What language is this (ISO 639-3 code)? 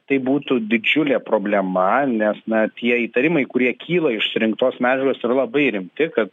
lit